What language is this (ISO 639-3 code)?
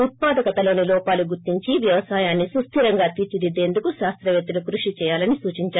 tel